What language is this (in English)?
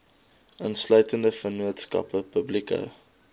Afrikaans